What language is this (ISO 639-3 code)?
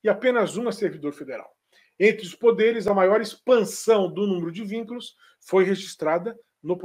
por